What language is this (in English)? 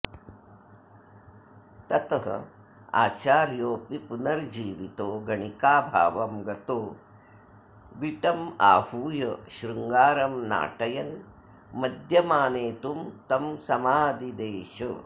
Sanskrit